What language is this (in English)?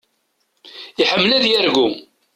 Kabyle